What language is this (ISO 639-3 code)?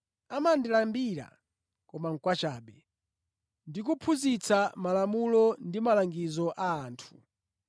nya